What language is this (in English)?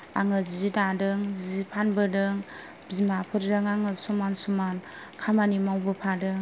Bodo